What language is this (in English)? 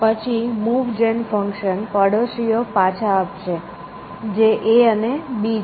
Gujarati